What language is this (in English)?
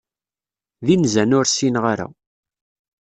Kabyle